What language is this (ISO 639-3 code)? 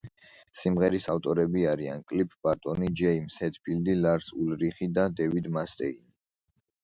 kat